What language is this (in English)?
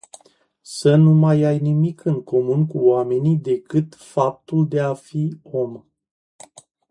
Romanian